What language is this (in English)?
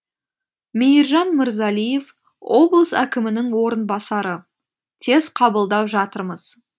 Kazakh